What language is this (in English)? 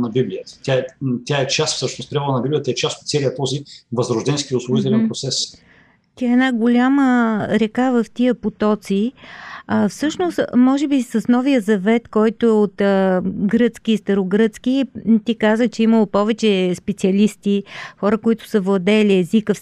Bulgarian